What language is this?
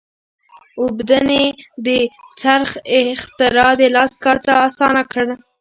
Pashto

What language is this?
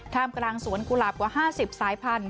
Thai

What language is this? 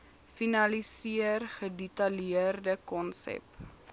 Afrikaans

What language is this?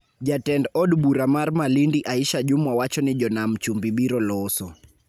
Luo (Kenya and Tanzania)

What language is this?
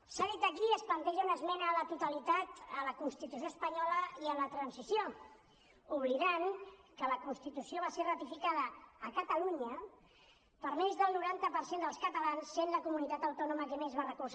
Catalan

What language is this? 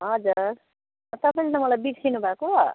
Nepali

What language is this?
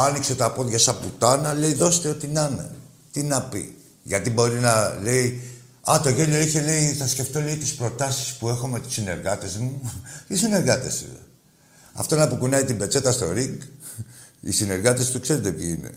Greek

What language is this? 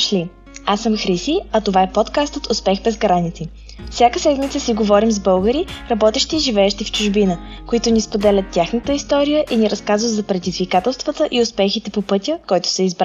Bulgarian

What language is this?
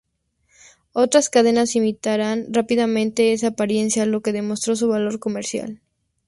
Spanish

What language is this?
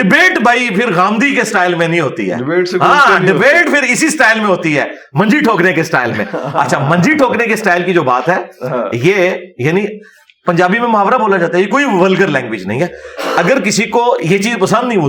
Urdu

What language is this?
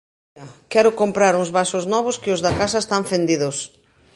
Galician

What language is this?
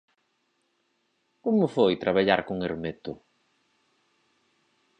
Galician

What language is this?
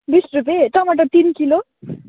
Nepali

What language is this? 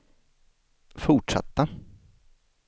Swedish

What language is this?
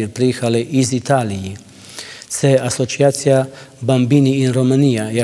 Ukrainian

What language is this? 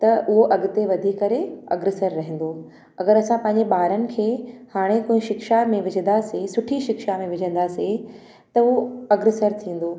Sindhi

